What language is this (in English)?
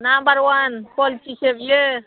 Bodo